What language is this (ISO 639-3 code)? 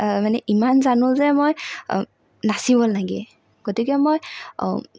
asm